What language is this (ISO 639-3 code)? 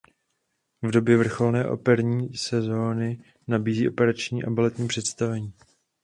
ces